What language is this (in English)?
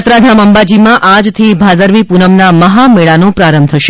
Gujarati